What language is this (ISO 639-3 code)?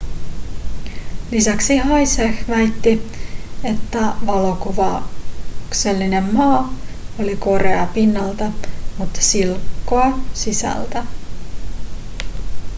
fin